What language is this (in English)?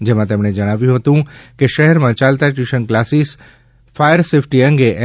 Gujarati